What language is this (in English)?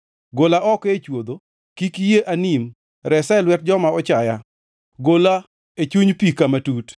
Luo (Kenya and Tanzania)